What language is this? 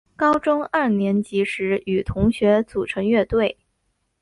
Chinese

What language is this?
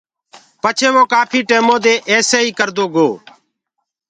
Gurgula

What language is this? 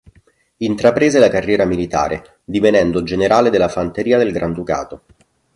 Italian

